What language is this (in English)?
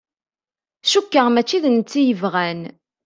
Kabyle